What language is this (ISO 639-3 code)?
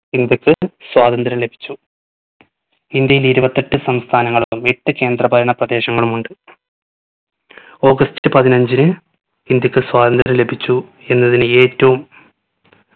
mal